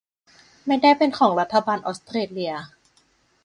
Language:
Thai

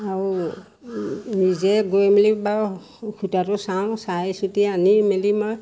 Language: Assamese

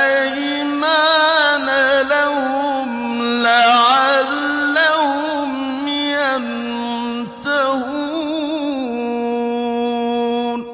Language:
Arabic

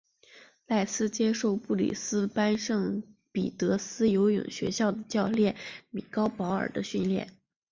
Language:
Chinese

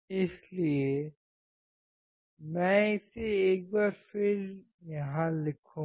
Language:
Hindi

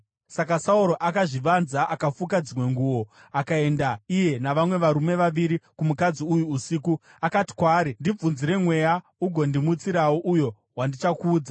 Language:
Shona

